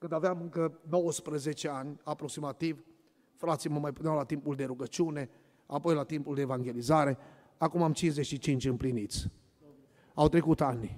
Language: Romanian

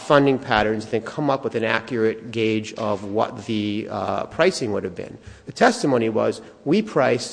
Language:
English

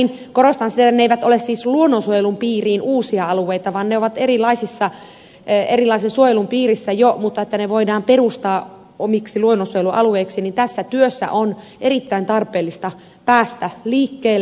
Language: Finnish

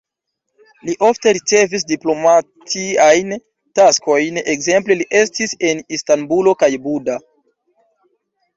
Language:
Esperanto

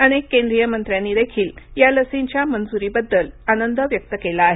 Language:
Marathi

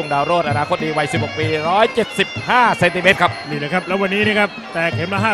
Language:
Thai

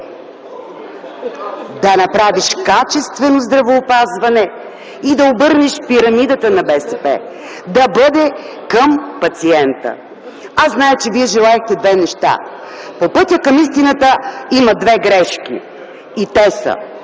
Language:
Bulgarian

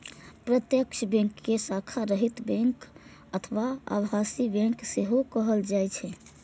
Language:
Maithili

